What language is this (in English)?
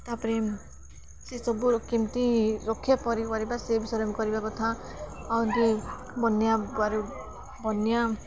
Odia